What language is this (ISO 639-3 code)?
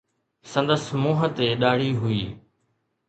snd